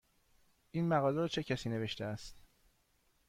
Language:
Persian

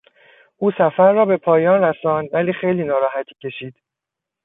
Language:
Persian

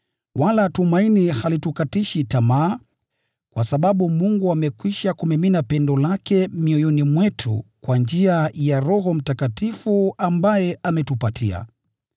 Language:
Swahili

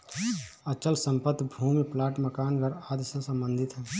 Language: Hindi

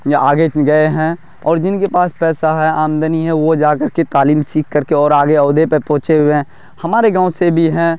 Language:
Urdu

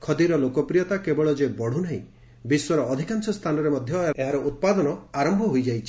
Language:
Odia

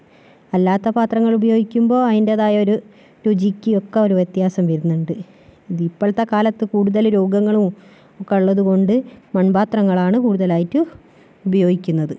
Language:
Malayalam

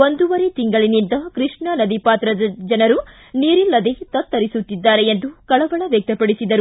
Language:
Kannada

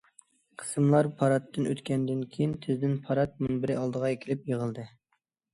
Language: Uyghur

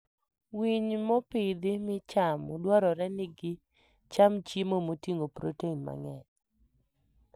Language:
Luo (Kenya and Tanzania)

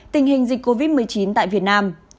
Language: Vietnamese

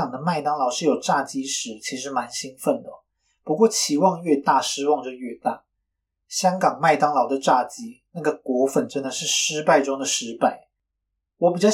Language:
Chinese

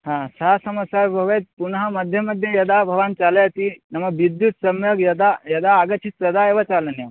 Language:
Sanskrit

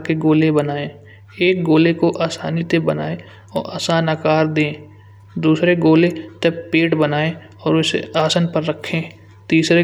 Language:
Kanauji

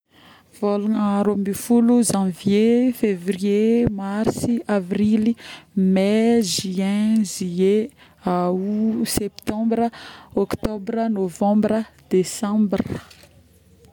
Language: Northern Betsimisaraka Malagasy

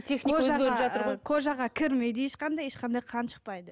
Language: Kazakh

